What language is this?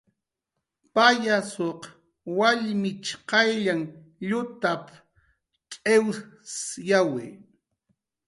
Jaqaru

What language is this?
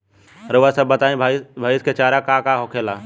Bhojpuri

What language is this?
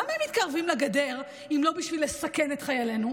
Hebrew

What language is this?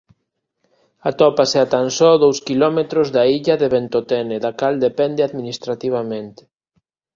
Galician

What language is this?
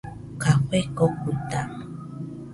Nüpode Huitoto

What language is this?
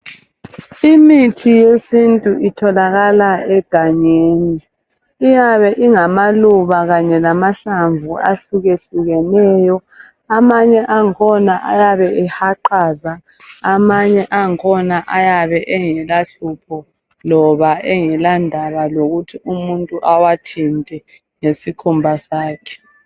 North Ndebele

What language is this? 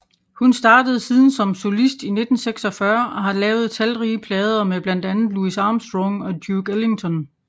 Danish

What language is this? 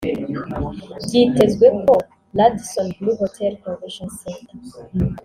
Kinyarwanda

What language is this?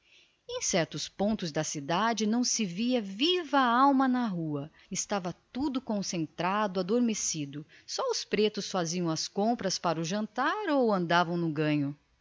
Portuguese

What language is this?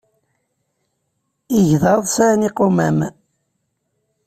Kabyle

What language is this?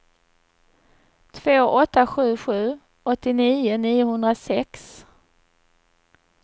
Swedish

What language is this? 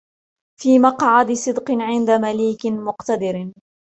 Arabic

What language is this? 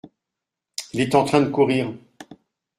French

